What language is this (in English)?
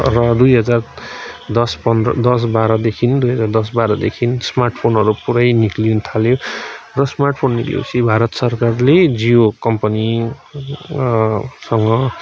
Nepali